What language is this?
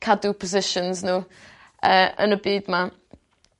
Welsh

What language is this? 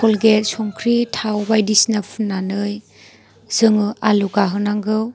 Bodo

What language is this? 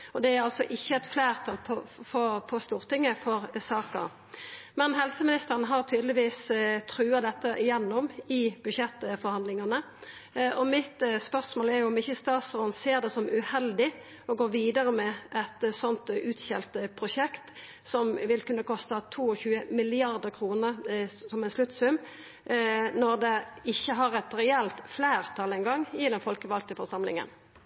Norwegian Nynorsk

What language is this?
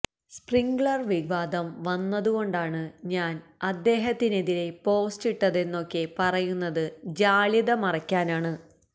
Malayalam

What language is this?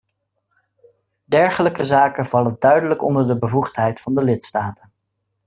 Dutch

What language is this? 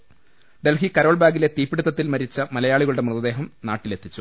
Malayalam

